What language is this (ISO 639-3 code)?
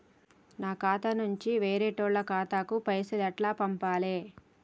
tel